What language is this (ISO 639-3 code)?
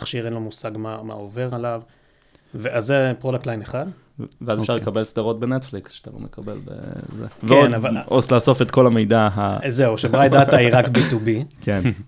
heb